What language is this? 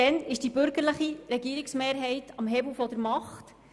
Swiss German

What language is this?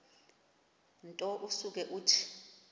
Xhosa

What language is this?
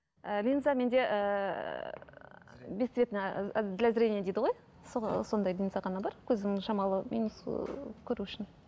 Kazakh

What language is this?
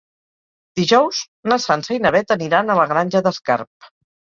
Catalan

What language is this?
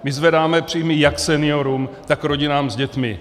Czech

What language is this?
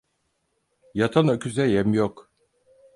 Turkish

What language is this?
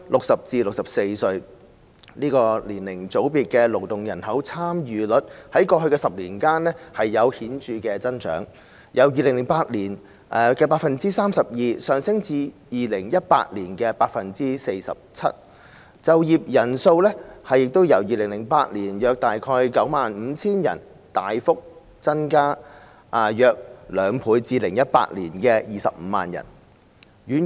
Cantonese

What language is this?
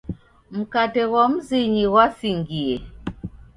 Taita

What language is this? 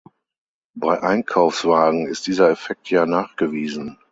German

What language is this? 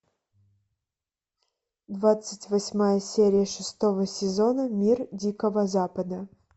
Russian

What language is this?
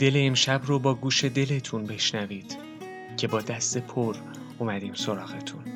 Persian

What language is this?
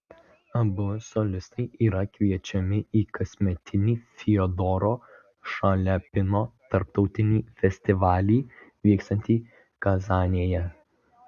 Lithuanian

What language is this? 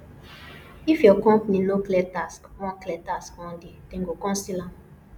Nigerian Pidgin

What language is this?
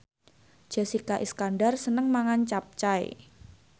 Javanese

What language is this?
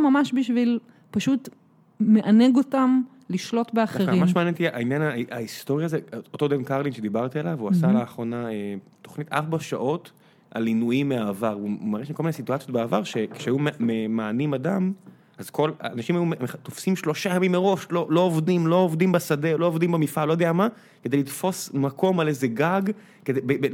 Hebrew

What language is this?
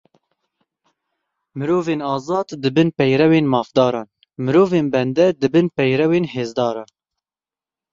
Kurdish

